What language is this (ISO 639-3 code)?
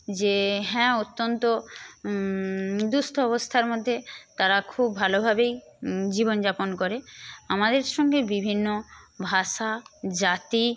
ben